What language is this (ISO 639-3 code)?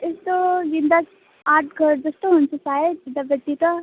nep